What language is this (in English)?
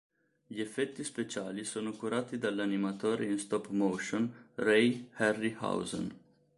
Italian